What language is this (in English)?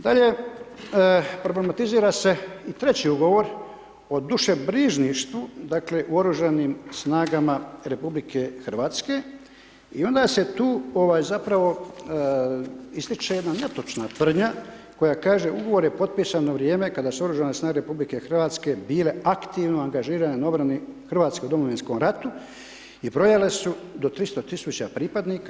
Croatian